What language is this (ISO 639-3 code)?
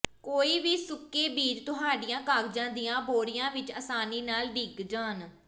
pan